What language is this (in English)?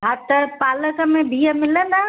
Sindhi